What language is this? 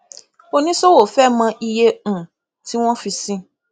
Yoruba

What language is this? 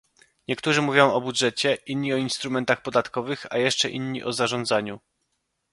Polish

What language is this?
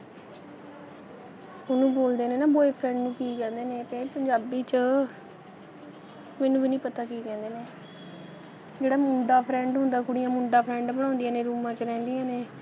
Punjabi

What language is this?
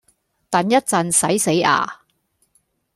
Cantonese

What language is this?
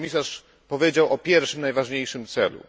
Polish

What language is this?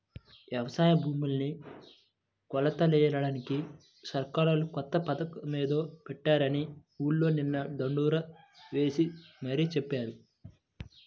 Telugu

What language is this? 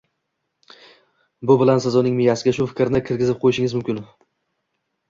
Uzbek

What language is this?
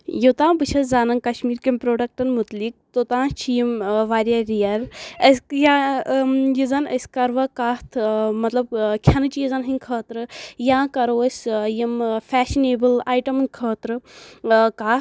Kashmiri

